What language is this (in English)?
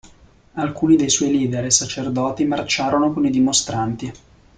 Italian